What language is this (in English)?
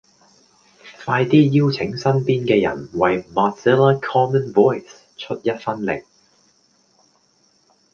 Cantonese